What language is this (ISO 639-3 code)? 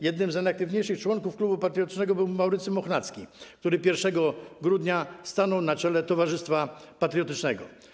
pol